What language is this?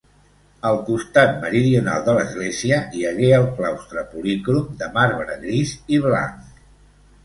Catalan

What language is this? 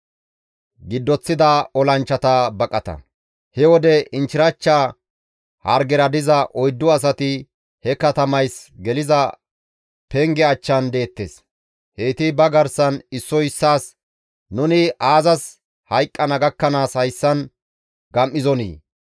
Gamo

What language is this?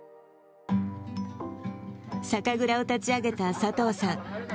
Japanese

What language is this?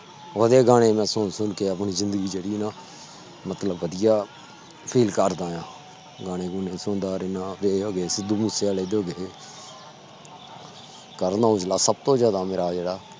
Punjabi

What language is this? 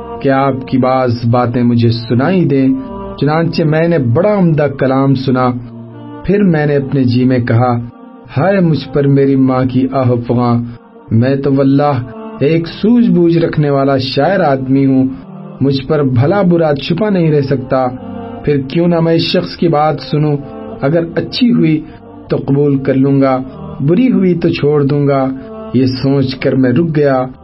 Urdu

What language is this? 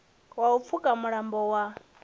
Venda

